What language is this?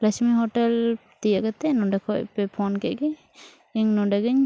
Santali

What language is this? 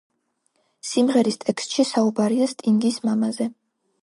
Georgian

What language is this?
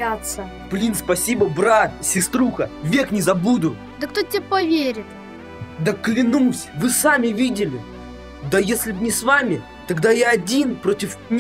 Russian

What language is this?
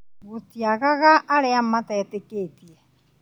Kikuyu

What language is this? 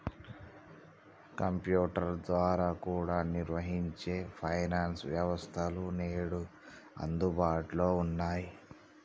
Telugu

